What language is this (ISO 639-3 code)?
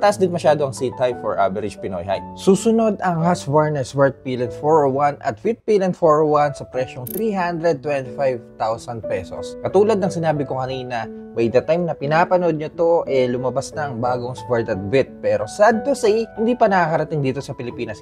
fil